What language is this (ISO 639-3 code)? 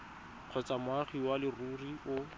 tsn